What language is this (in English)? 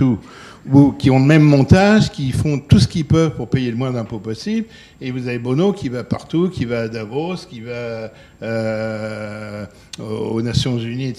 French